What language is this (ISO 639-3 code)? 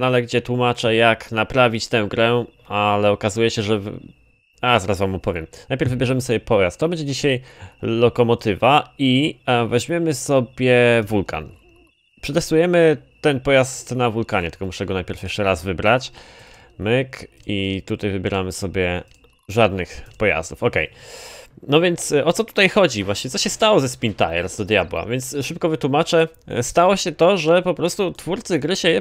pol